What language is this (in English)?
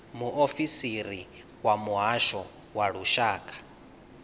Venda